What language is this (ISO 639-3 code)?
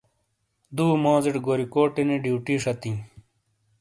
scl